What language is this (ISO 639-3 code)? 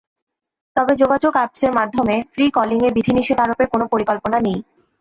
ben